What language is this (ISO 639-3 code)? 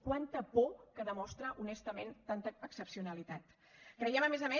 cat